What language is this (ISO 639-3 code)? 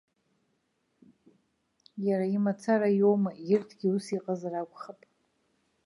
abk